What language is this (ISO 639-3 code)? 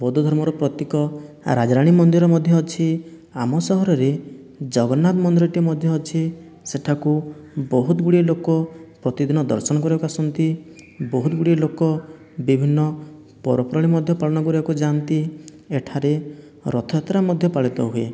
ori